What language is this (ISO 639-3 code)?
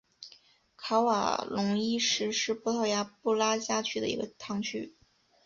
zho